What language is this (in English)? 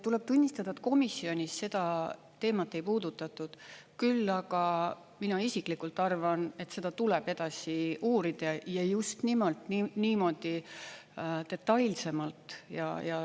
Estonian